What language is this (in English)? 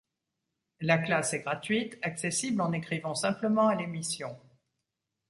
French